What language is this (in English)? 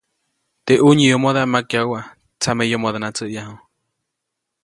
Copainalá Zoque